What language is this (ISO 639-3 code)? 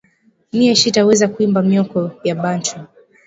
swa